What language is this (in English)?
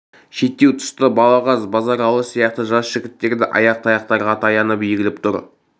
Kazakh